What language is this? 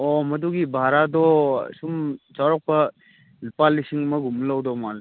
Manipuri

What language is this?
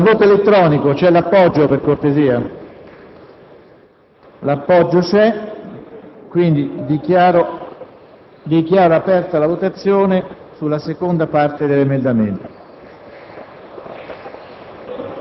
Italian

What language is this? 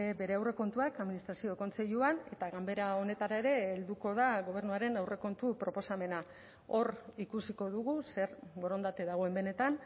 Basque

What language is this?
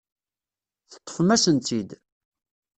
Kabyle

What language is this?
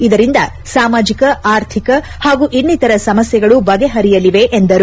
Kannada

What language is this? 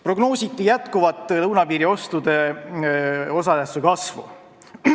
Estonian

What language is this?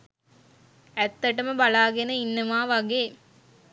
Sinhala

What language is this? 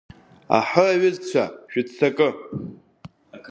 Abkhazian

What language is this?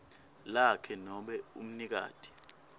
Swati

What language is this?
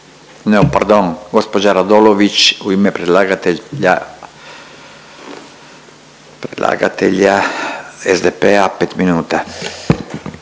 Croatian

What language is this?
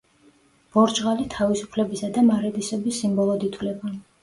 Georgian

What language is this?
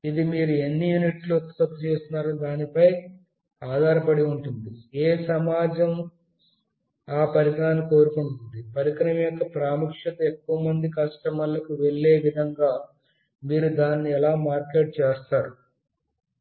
Telugu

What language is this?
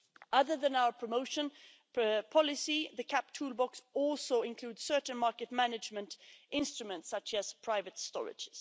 English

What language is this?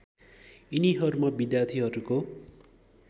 Nepali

